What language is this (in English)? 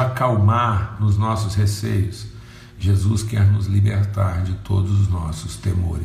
Portuguese